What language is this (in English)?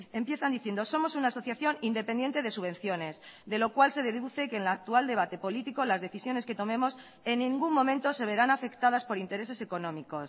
Spanish